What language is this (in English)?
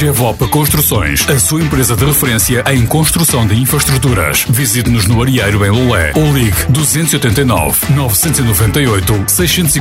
Portuguese